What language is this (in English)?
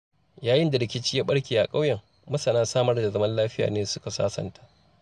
Hausa